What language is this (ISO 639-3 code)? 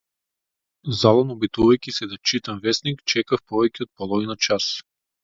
mkd